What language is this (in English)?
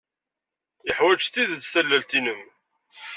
Kabyle